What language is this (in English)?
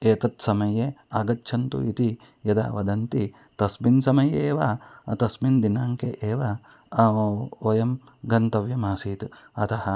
Sanskrit